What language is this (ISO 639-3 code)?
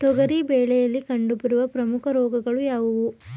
kan